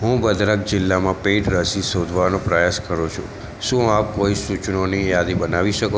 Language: Gujarati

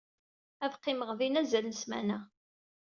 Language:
Kabyle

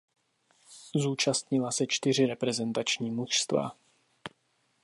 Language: Czech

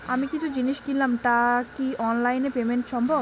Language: Bangla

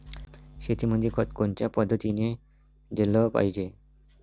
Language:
Marathi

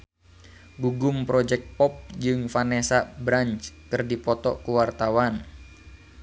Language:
Sundanese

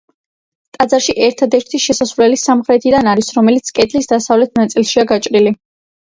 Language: Georgian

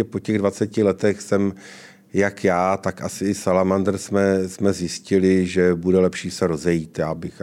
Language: Czech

